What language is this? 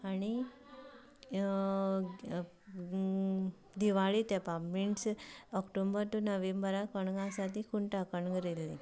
Konkani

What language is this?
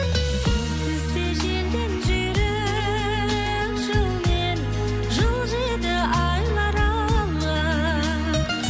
Kazakh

